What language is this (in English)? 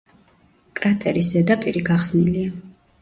Georgian